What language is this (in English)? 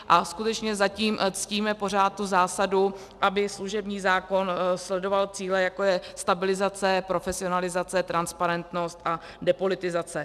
Czech